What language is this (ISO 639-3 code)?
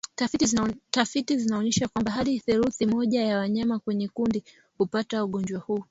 swa